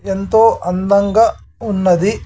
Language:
Telugu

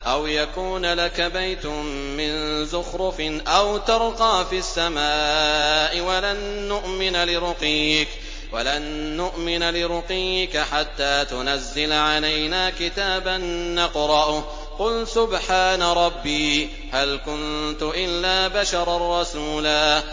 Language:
Arabic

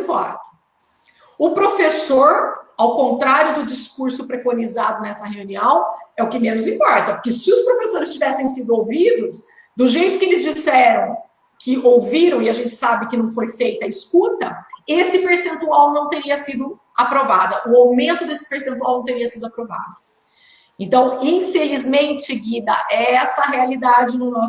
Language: Portuguese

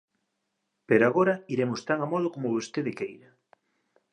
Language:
Galician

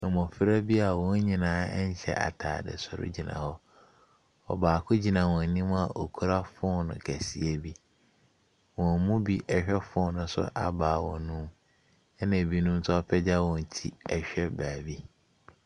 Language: Akan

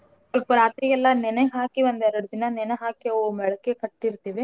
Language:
Kannada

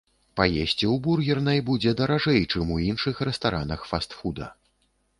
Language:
Belarusian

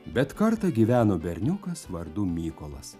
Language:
Lithuanian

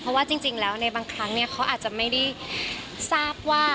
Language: Thai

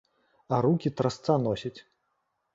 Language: Belarusian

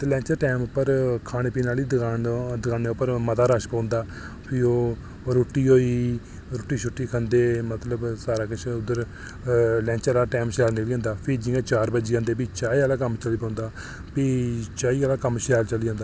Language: Dogri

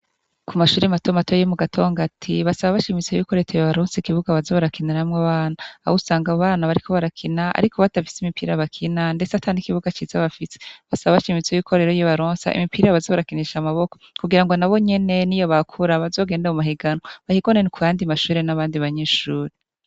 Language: Rundi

